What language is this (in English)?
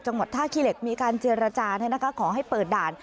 Thai